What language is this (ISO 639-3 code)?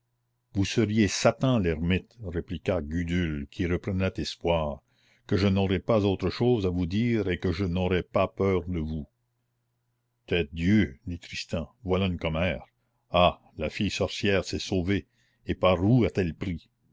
fra